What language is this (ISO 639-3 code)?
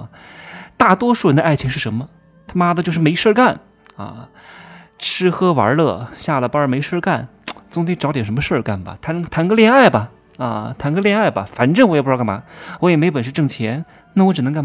zho